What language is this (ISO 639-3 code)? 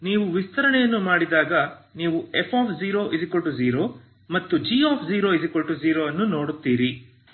kan